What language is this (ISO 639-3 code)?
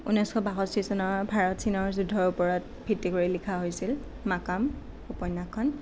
asm